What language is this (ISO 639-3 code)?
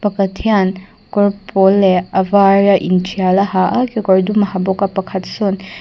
lus